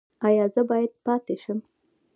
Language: Pashto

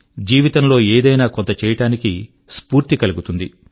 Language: Telugu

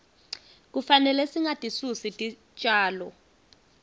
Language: Swati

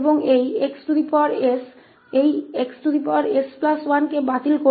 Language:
Hindi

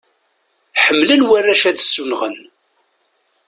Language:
Kabyle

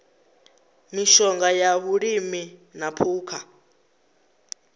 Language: Venda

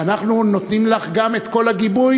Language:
Hebrew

